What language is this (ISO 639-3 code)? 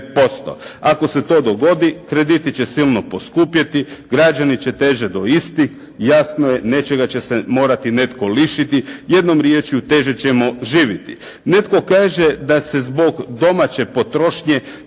hrv